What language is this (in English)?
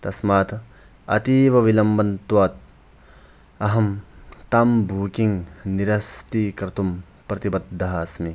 Sanskrit